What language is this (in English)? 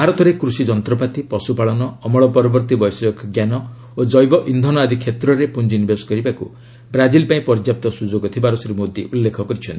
Odia